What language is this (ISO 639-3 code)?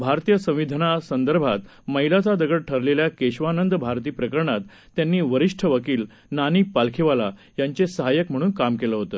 mar